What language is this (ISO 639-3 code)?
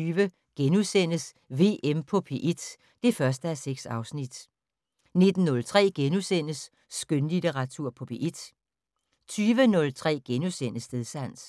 dan